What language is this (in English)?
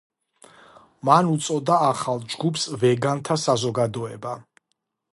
Georgian